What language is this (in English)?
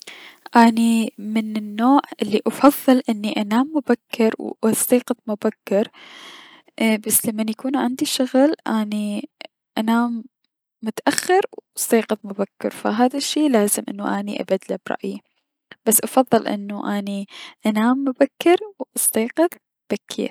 Mesopotamian Arabic